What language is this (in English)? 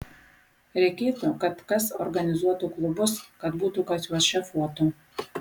Lithuanian